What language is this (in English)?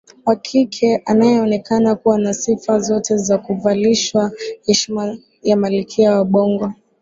Swahili